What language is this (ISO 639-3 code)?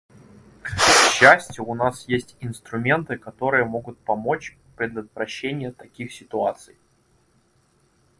rus